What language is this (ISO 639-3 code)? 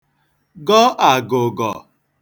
ibo